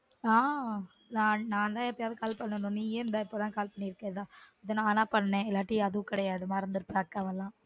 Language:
Tamil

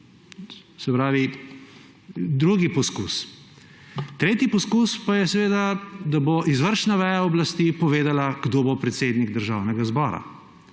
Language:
Slovenian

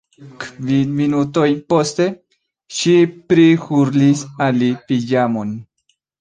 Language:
Esperanto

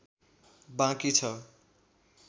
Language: Nepali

